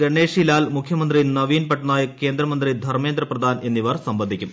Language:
Malayalam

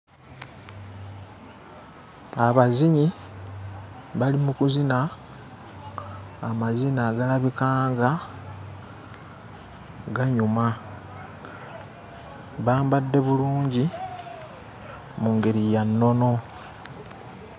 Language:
Ganda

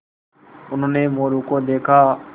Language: Hindi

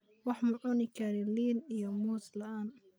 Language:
Somali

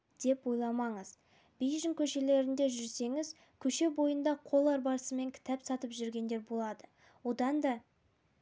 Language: Kazakh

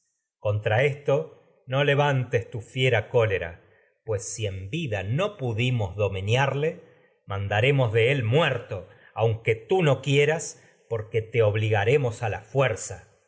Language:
Spanish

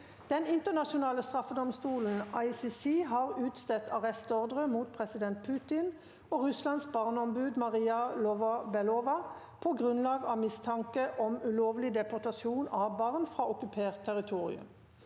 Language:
Norwegian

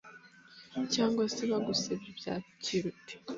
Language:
Kinyarwanda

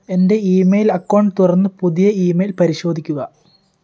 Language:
Malayalam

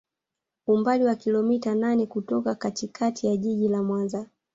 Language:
Swahili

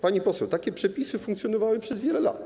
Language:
Polish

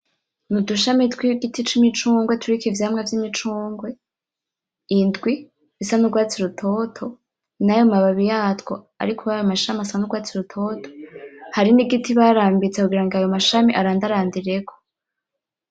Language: Rundi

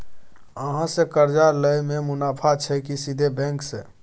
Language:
Maithili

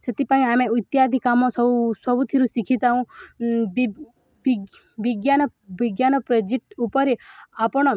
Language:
Odia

